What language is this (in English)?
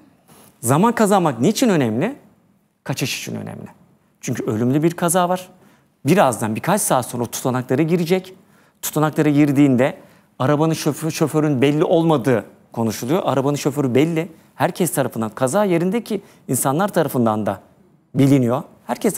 Turkish